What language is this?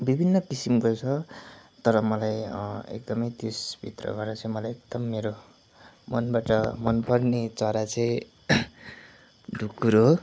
Nepali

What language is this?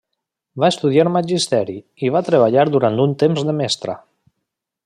Catalan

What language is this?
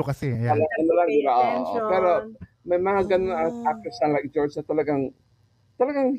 Filipino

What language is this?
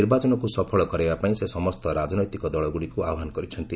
Odia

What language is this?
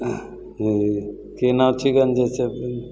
Maithili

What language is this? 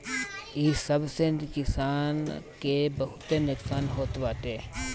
Bhojpuri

